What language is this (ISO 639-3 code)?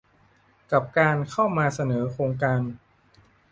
tha